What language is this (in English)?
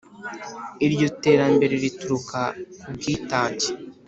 Kinyarwanda